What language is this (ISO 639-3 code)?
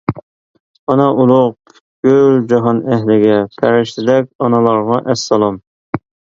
uig